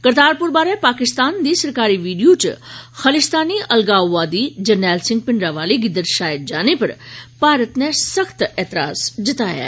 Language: Dogri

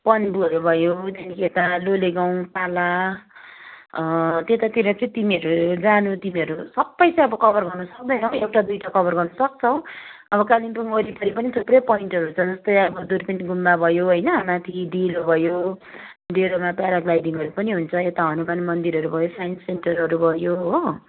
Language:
Nepali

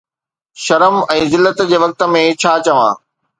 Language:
Sindhi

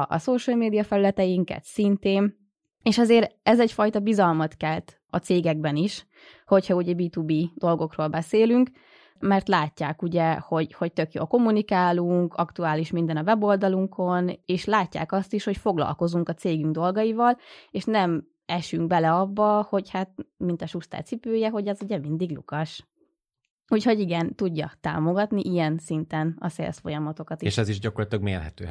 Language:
Hungarian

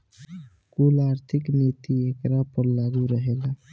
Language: Bhojpuri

